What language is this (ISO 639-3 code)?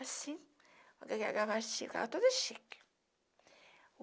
por